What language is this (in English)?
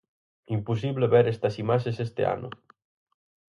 Galician